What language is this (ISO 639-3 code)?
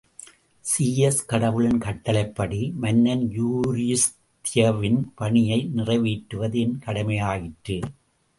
tam